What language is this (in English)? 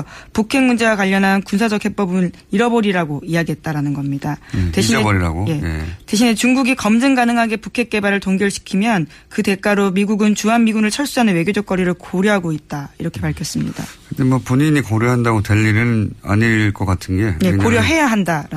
Korean